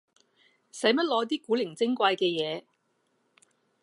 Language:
Cantonese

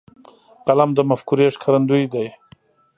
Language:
Pashto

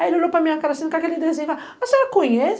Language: Portuguese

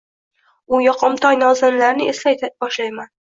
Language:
Uzbek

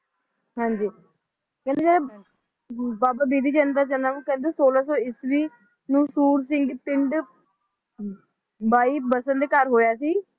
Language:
Punjabi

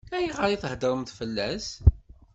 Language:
Kabyle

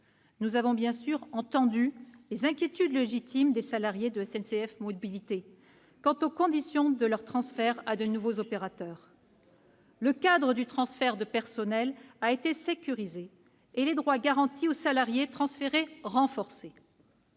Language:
French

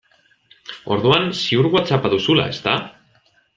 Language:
Basque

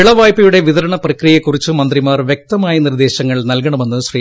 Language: Malayalam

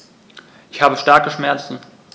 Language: German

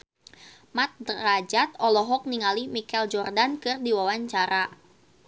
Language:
Sundanese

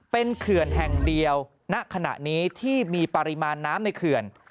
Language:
Thai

